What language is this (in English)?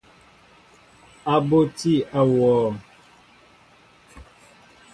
Mbo (Cameroon)